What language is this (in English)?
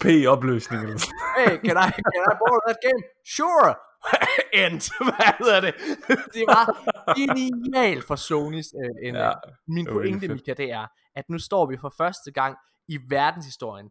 Danish